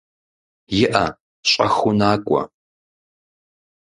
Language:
Kabardian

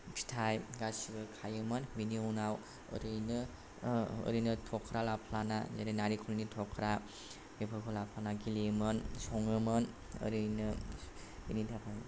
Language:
Bodo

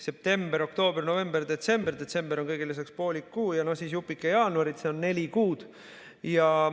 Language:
Estonian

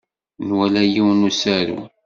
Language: Kabyle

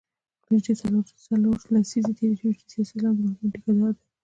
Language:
Pashto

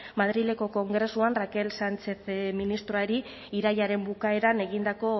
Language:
Basque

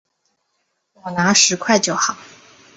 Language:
Chinese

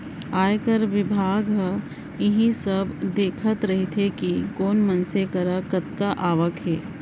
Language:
Chhattisgarhi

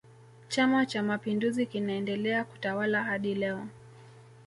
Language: Swahili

